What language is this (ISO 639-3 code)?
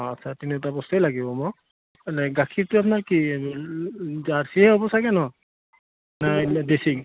asm